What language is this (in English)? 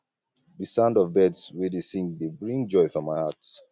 Nigerian Pidgin